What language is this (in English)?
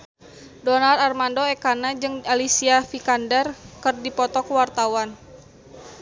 Sundanese